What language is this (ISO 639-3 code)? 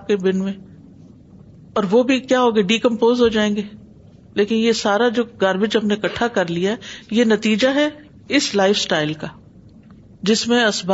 urd